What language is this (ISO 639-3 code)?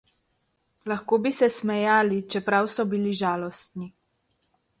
slv